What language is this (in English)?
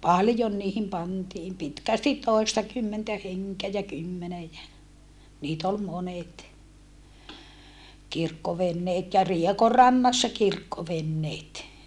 Finnish